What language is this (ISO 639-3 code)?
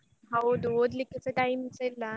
kan